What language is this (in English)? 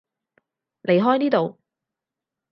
Cantonese